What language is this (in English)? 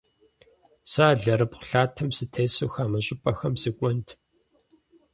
Kabardian